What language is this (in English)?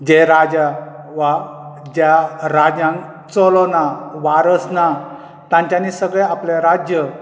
Konkani